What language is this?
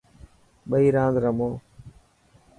Dhatki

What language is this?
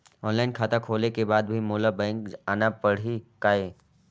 Chhattisgarhi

